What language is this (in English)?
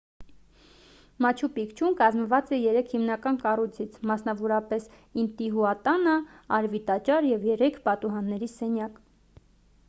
Armenian